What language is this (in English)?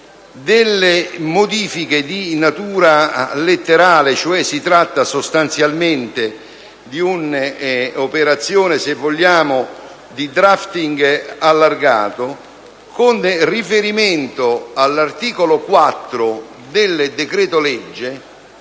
Italian